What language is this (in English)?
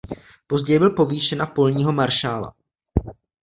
Czech